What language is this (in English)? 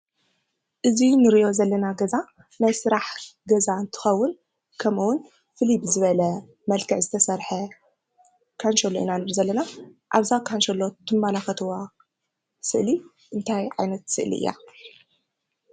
Tigrinya